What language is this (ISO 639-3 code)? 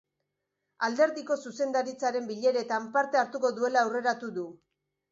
eus